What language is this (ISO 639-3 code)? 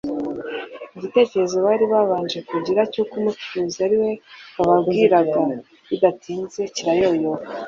kin